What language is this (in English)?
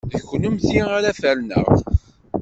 Kabyle